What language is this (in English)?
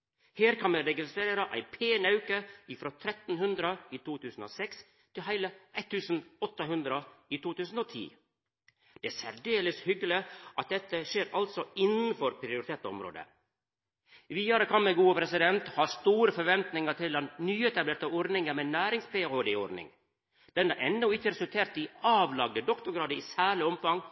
Norwegian Nynorsk